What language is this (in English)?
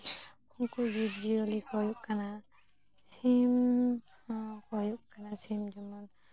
Santali